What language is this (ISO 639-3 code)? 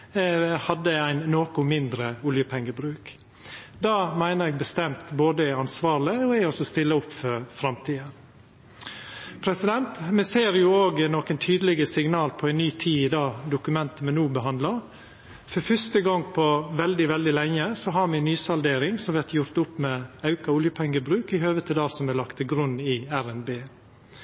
nno